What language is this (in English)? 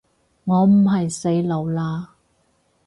Cantonese